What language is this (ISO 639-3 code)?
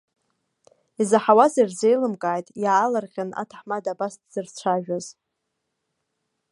abk